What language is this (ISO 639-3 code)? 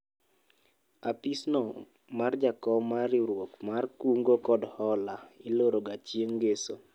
luo